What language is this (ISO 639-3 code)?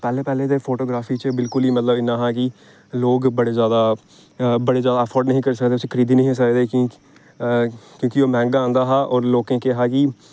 doi